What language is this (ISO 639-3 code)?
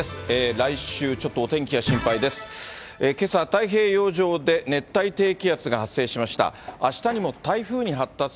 jpn